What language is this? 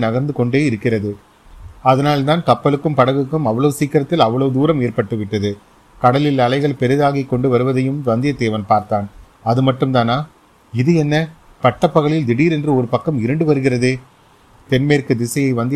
Tamil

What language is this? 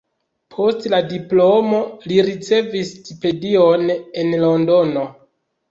Esperanto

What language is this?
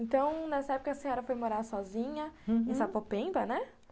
Portuguese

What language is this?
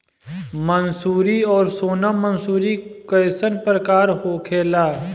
Bhojpuri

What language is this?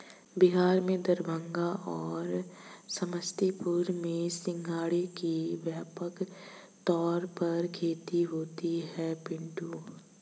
Hindi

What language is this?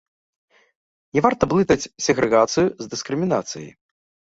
Belarusian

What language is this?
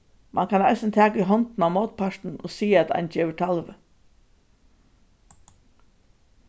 Faroese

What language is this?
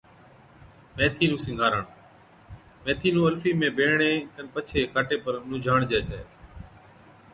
Od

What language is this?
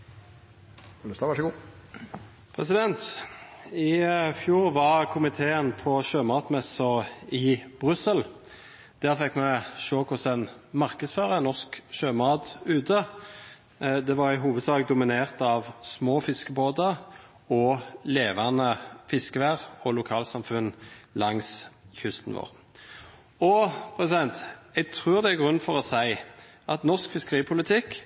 Norwegian Bokmål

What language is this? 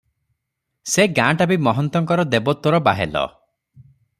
Odia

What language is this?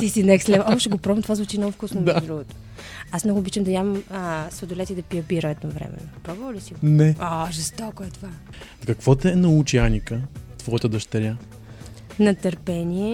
Bulgarian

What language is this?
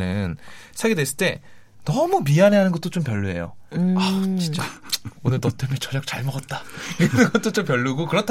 Korean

